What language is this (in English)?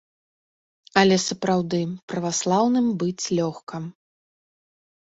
Belarusian